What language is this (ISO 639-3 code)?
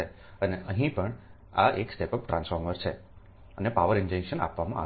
guj